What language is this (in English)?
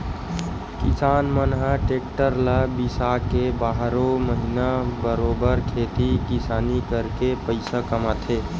Chhattisgarhi